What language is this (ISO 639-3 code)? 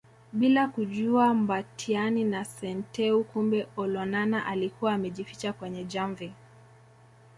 swa